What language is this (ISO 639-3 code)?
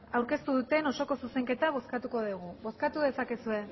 eus